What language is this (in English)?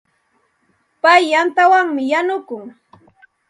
Santa Ana de Tusi Pasco Quechua